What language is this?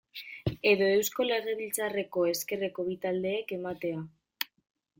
Basque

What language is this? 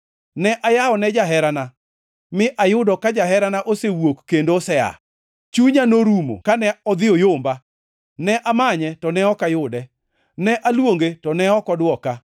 Luo (Kenya and Tanzania)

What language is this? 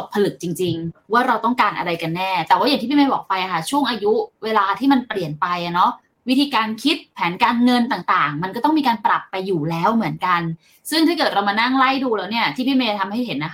Thai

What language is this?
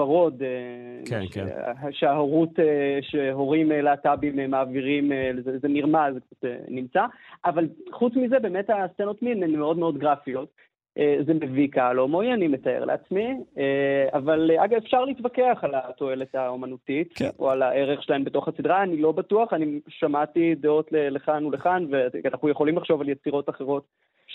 Hebrew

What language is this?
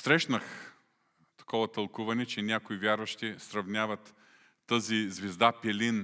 Bulgarian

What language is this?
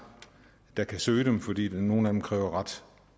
Danish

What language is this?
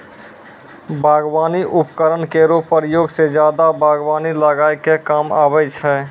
Maithili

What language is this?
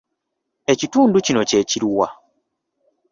Ganda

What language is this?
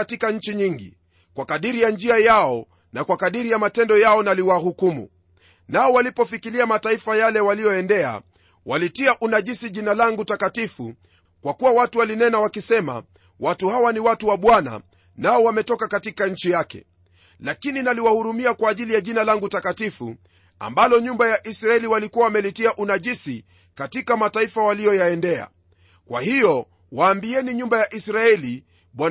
Swahili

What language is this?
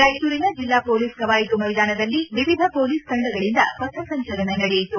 Kannada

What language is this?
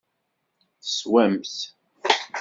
Kabyle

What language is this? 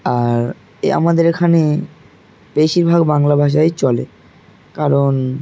Bangla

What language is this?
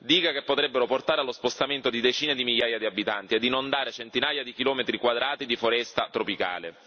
Italian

